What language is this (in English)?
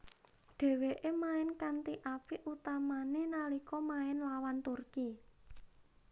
Javanese